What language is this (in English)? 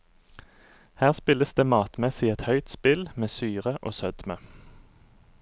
Norwegian